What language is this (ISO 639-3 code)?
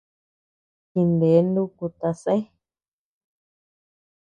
cux